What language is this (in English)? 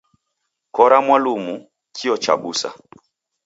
Taita